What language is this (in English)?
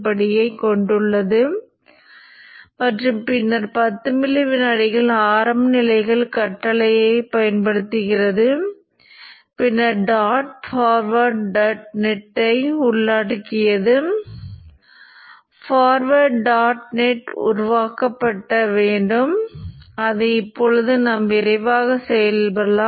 Tamil